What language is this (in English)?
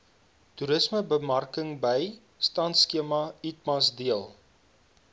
Afrikaans